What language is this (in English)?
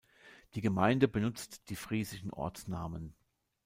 German